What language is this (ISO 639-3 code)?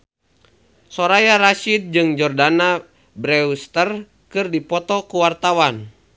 sun